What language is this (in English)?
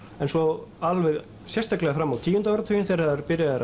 Icelandic